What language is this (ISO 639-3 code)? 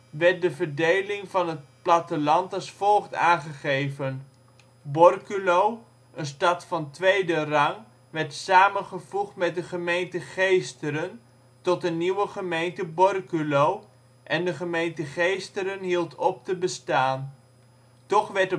nld